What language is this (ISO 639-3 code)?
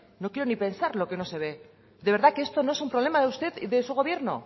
spa